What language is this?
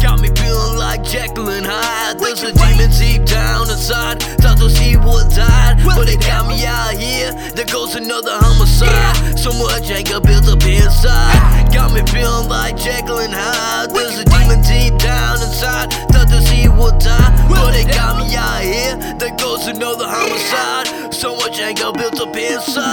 English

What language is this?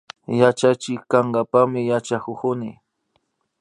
Imbabura Highland Quichua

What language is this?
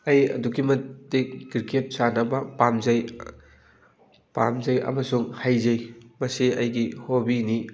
Manipuri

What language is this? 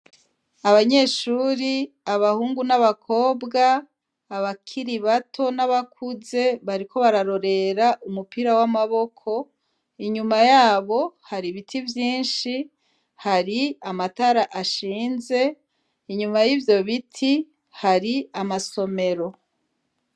Rundi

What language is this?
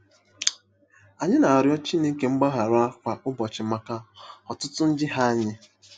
Igbo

